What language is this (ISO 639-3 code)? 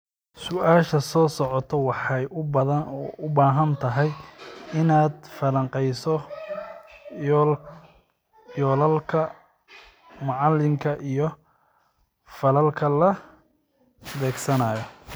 som